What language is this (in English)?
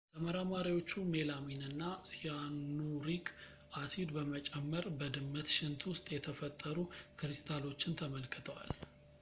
Amharic